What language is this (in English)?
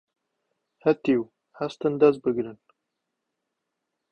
Central Kurdish